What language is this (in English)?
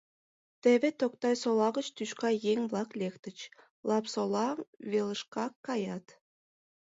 Mari